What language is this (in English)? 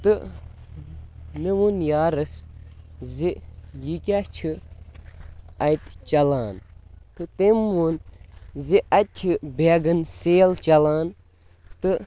Kashmiri